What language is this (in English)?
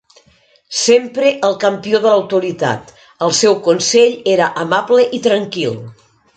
Catalan